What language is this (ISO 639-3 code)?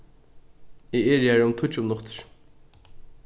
fao